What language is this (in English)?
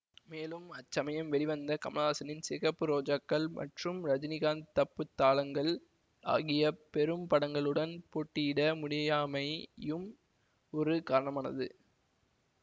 Tamil